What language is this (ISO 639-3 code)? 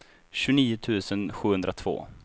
swe